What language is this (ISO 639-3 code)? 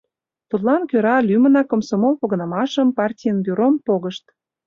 chm